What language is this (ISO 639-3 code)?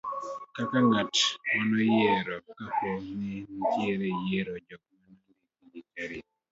luo